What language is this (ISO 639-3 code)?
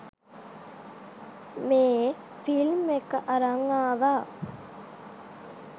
sin